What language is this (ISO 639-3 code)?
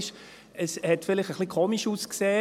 gsw